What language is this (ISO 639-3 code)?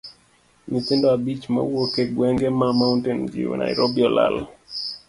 luo